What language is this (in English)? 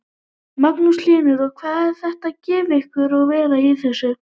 Icelandic